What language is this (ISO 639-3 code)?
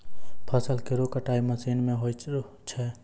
mai